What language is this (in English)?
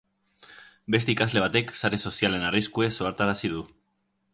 Basque